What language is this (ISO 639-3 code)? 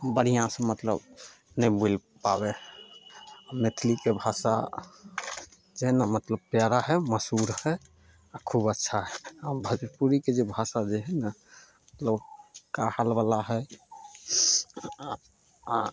mai